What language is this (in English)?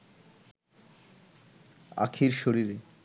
Bangla